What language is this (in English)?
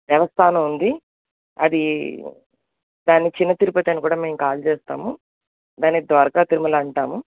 Telugu